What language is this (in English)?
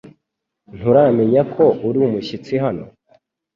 Kinyarwanda